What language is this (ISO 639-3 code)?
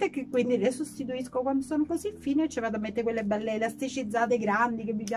ita